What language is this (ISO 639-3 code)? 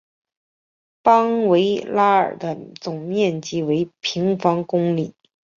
zho